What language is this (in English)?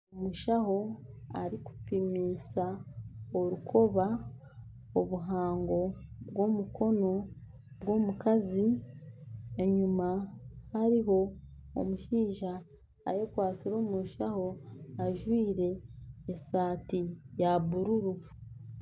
Nyankole